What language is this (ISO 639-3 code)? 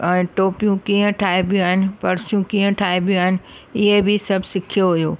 snd